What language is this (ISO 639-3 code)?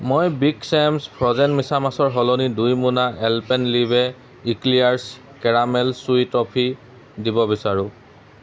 asm